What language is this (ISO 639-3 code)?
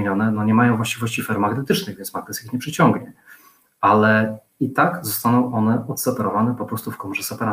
pol